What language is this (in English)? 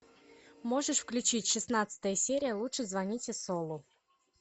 Russian